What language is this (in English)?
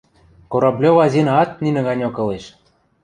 Western Mari